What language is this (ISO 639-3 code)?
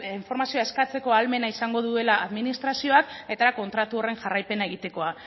eus